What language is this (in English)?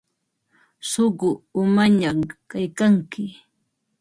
Ambo-Pasco Quechua